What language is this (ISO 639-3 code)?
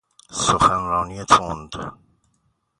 fas